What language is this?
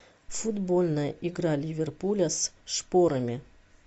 Russian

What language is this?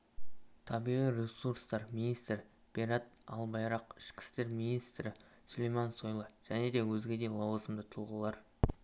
Kazakh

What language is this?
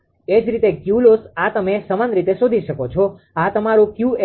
Gujarati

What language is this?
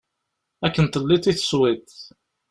Kabyle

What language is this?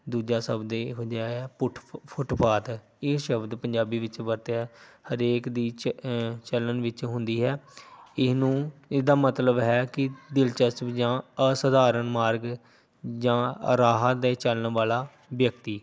Punjabi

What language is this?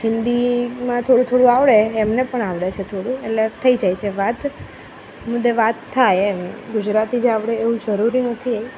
Gujarati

